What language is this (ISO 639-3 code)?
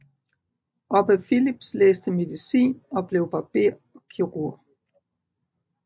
dan